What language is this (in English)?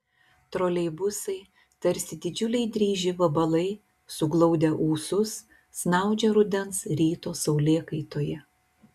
Lithuanian